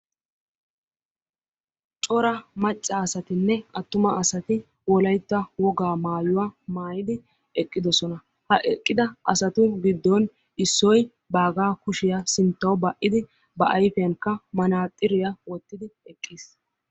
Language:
Wolaytta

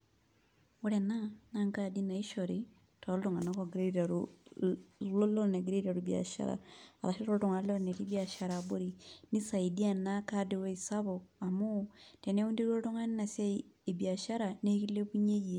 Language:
Masai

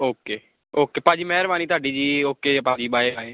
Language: Punjabi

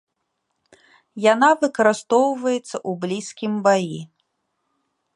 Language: Belarusian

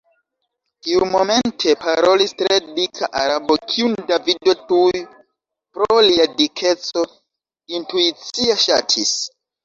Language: Esperanto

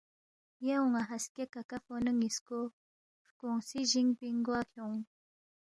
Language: Balti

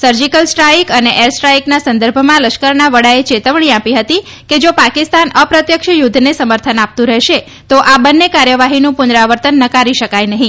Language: Gujarati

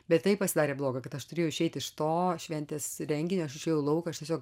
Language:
Lithuanian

